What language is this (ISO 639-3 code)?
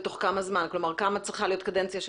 heb